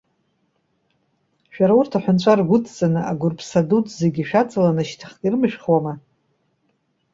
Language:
Abkhazian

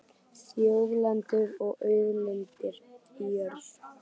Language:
Icelandic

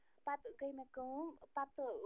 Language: Kashmiri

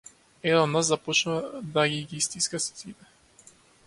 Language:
Macedonian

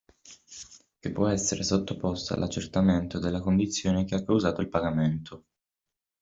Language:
Italian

